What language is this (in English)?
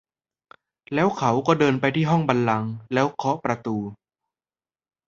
Thai